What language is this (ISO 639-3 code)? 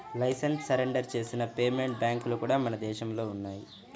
tel